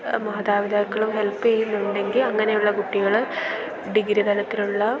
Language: Malayalam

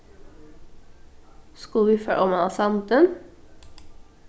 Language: Faroese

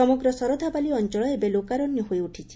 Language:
Odia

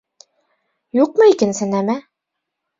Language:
Bashkir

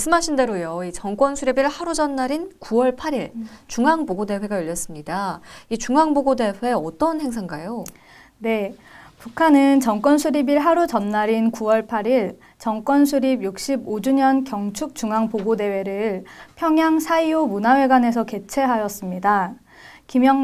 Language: Korean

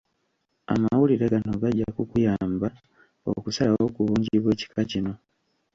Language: Ganda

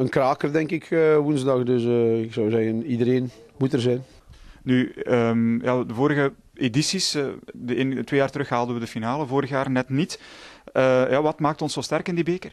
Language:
Dutch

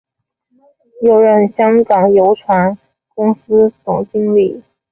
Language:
Chinese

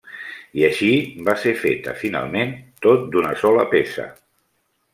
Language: Catalan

